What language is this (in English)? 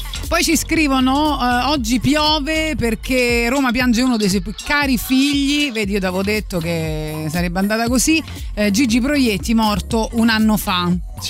Italian